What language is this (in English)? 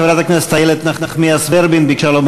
Hebrew